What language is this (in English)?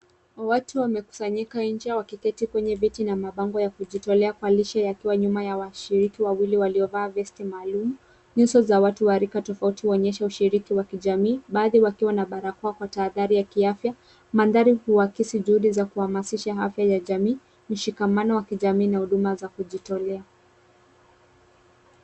Swahili